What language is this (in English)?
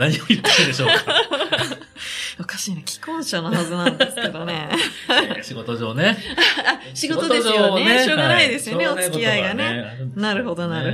Japanese